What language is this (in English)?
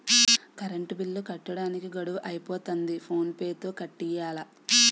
Telugu